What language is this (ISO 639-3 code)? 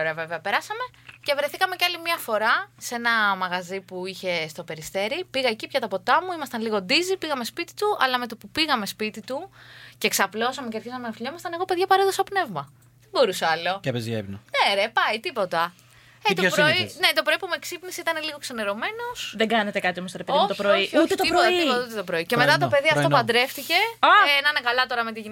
ell